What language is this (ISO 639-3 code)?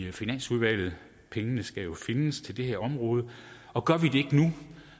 dan